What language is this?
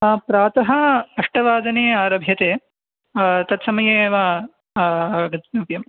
Sanskrit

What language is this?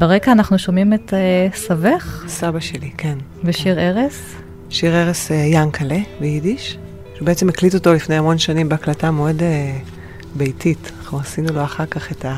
Hebrew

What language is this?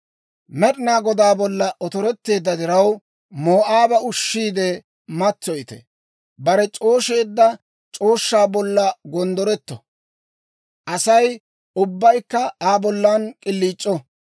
Dawro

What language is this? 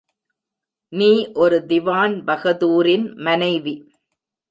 Tamil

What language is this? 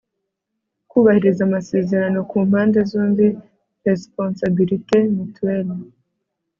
Kinyarwanda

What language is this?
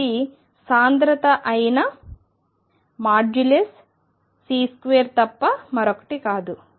Telugu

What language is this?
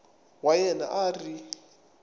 Tsonga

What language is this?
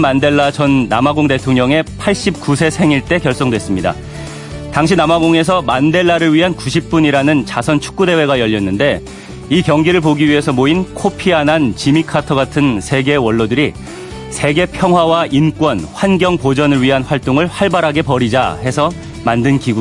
Korean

